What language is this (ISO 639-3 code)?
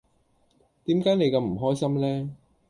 yue